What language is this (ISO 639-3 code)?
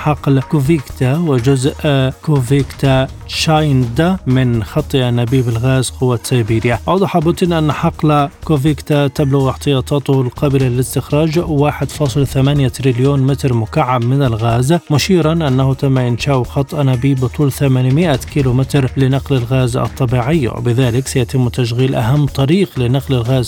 ara